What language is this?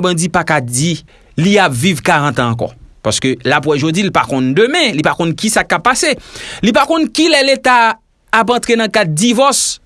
French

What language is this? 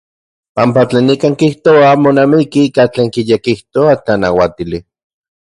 Central Puebla Nahuatl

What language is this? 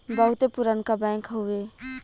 Bhojpuri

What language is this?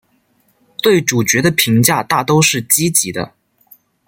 Chinese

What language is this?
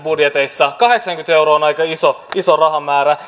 Finnish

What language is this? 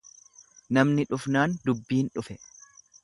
Oromo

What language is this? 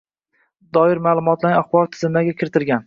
Uzbek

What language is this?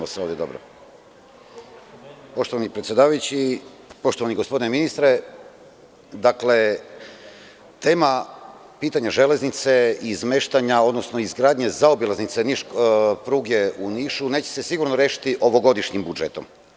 Serbian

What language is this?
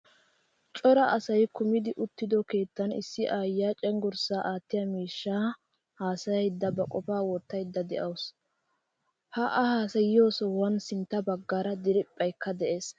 Wolaytta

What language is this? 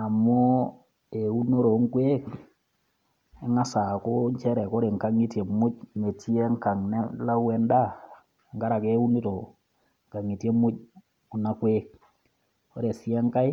Masai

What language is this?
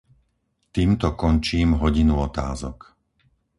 Slovak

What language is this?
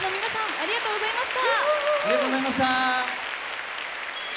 Japanese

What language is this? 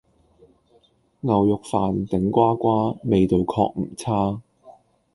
Cantonese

